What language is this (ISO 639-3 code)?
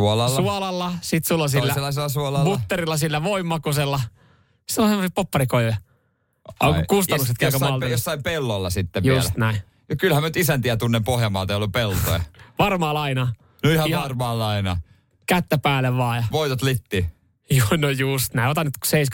fin